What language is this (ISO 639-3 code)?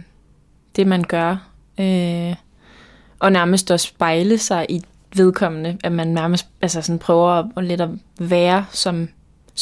dan